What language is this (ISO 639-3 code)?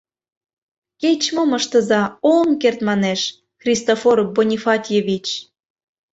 chm